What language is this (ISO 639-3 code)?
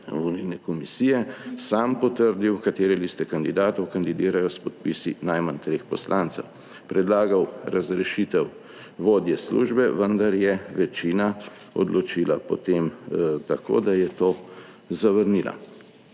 slv